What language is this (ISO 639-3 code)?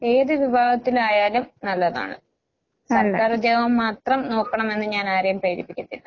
mal